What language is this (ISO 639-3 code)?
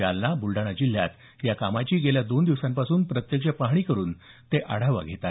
mar